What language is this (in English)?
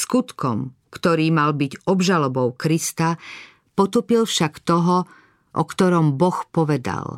Slovak